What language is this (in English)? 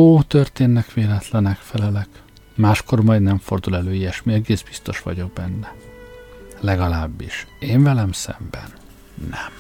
Hungarian